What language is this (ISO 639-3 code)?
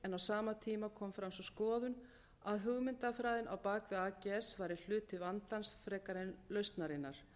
isl